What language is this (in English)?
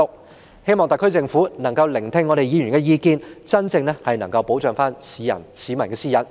Cantonese